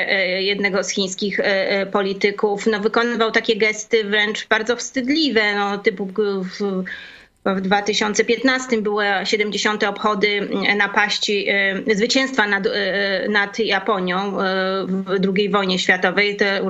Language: Polish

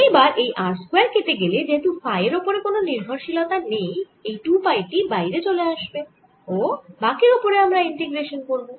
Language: Bangla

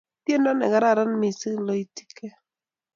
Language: Kalenjin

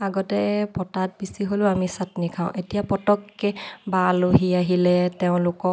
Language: Assamese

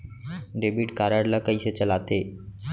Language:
Chhattisgarhi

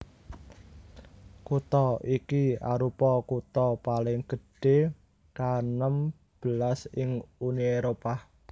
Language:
Javanese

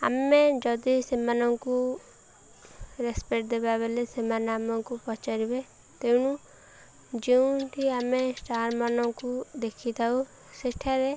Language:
Odia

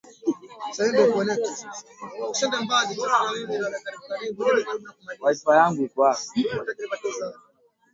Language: Swahili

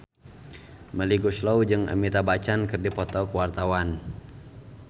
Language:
Sundanese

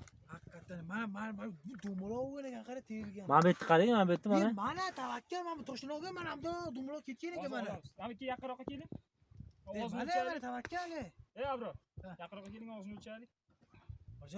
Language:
Uzbek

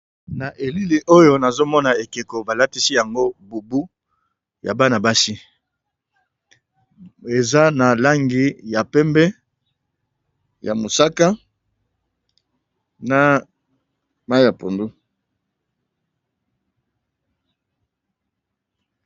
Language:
Lingala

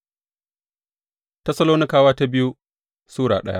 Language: Hausa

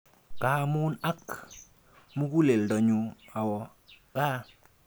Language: Kalenjin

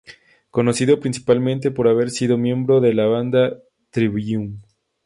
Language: Spanish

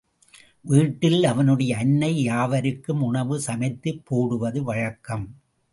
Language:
Tamil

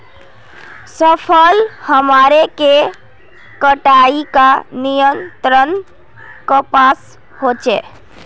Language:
Magahi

